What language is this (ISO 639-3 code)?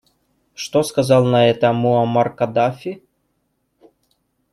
rus